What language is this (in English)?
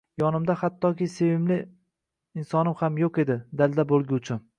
Uzbek